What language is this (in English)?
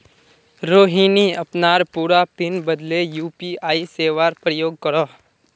Magahi